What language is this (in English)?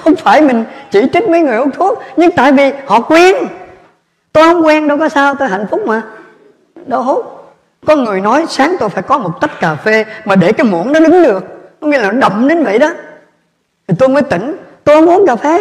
Vietnamese